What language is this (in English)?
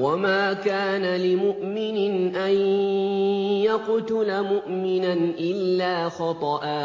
Arabic